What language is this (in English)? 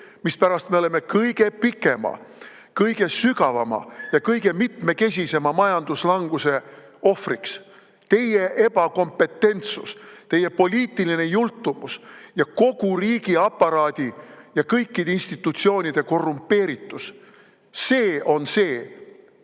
Estonian